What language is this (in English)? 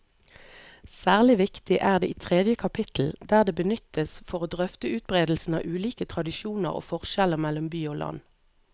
Norwegian